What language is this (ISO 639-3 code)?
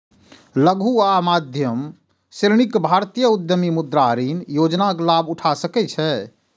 mai